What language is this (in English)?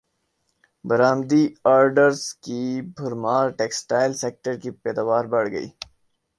Urdu